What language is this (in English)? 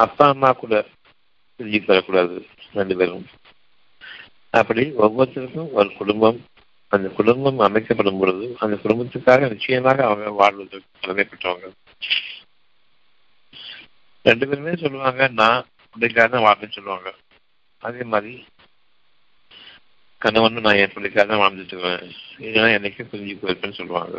Tamil